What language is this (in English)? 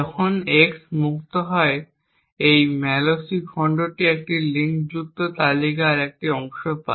Bangla